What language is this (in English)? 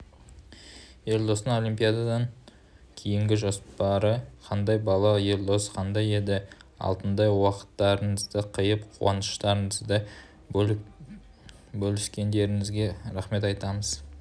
Kazakh